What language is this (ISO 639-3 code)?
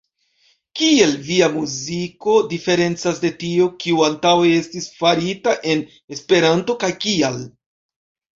epo